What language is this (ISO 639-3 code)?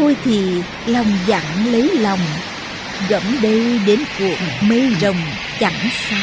vie